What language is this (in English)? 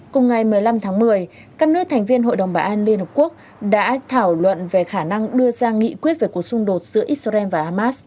Vietnamese